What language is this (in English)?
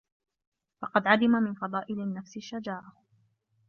Arabic